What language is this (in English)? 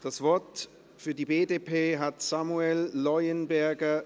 Swiss German